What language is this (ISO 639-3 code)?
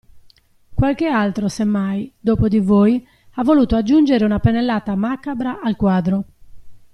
ita